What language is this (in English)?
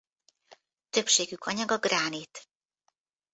Hungarian